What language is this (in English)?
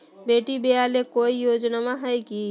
Magahi